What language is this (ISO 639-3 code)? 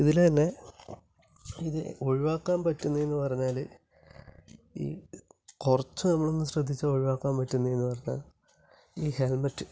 mal